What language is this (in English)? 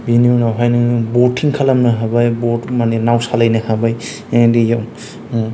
Bodo